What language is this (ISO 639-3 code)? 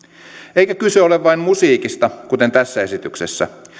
fin